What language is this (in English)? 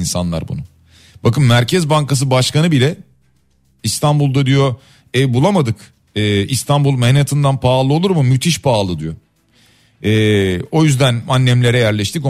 Turkish